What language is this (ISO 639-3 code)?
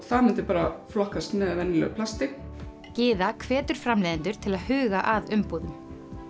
isl